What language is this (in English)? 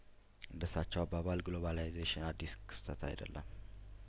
Amharic